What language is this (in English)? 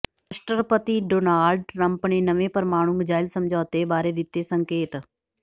Punjabi